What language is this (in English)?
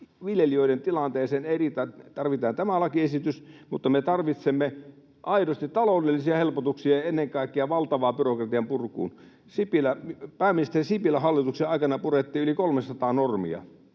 Finnish